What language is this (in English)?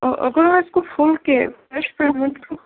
Urdu